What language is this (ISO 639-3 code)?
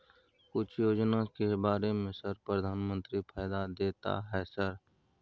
mai